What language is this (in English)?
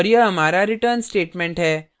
Hindi